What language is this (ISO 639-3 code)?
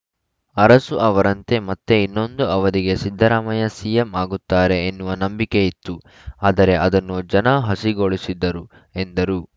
kan